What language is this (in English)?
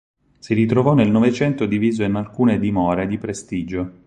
Italian